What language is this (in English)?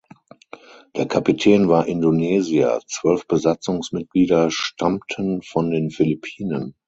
German